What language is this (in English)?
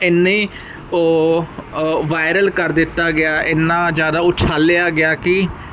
Punjabi